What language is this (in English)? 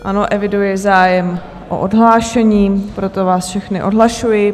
Czech